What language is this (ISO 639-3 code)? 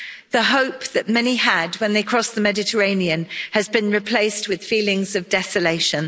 eng